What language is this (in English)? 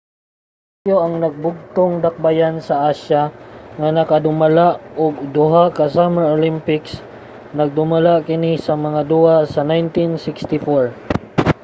Cebuano